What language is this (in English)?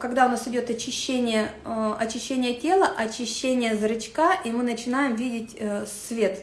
Russian